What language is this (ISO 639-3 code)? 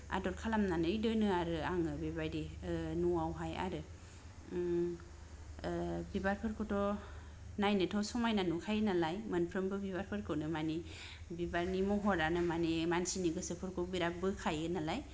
brx